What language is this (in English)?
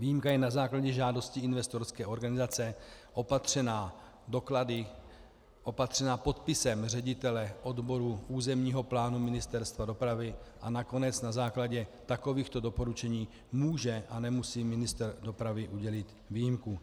Czech